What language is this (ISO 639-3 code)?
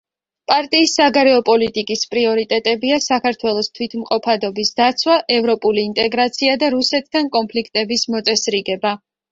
kat